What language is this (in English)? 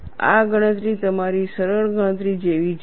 Gujarati